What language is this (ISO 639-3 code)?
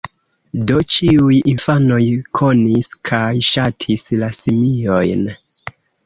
epo